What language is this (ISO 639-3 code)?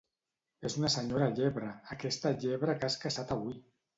cat